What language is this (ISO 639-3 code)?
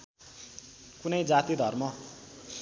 nep